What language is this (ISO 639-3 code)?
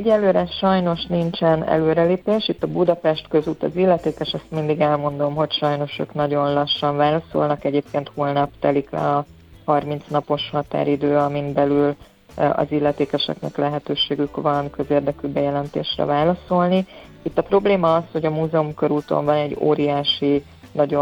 hun